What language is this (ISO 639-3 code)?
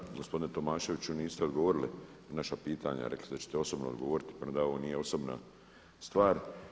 hrv